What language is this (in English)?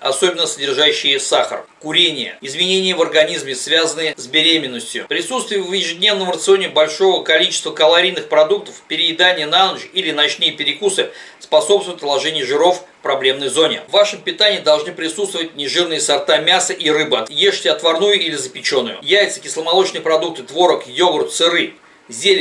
Russian